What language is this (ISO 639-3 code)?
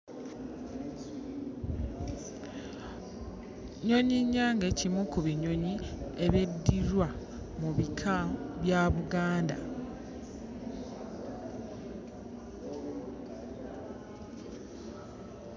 lug